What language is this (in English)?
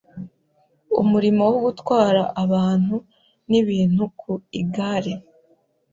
Kinyarwanda